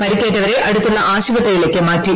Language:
Malayalam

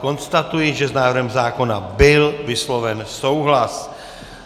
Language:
Czech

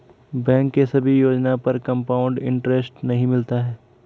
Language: Hindi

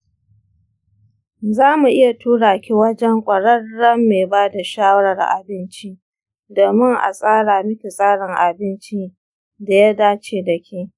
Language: Hausa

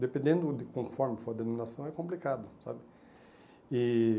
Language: Portuguese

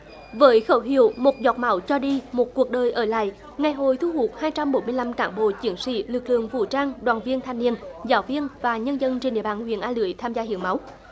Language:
Vietnamese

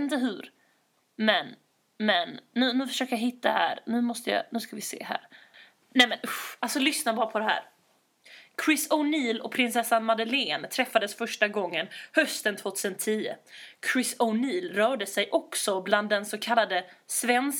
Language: Swedish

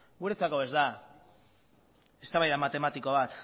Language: Basque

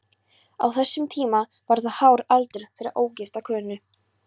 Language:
Icelandic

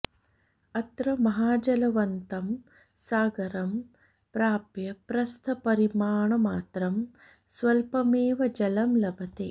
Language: Sanskrit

